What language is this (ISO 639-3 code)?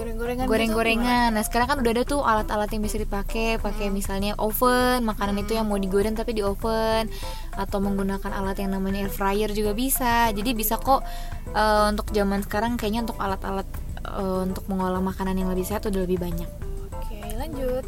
ind